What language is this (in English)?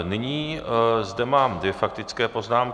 Czech